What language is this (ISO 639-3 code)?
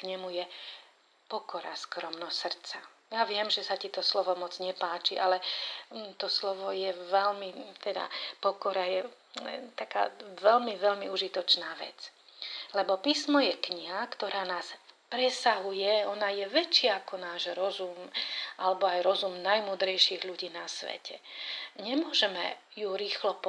slk